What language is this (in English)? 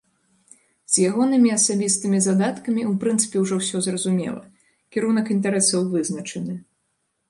Belarusian